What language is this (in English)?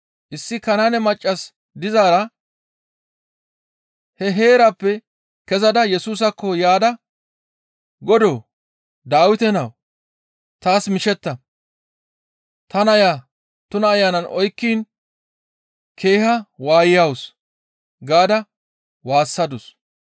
Gamo